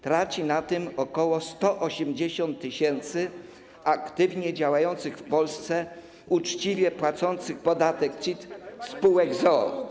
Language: Polish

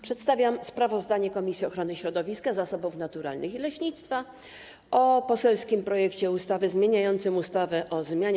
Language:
Polish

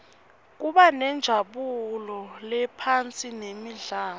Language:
Swati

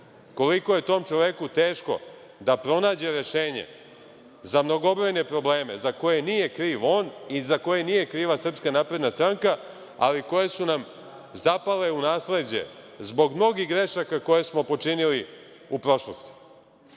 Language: Serbian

